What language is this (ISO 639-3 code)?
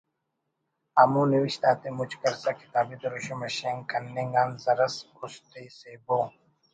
brh